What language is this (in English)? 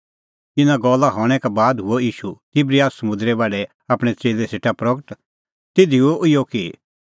Kullu Pahari